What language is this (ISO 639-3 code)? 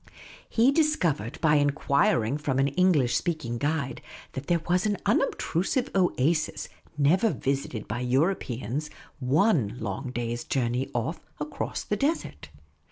eng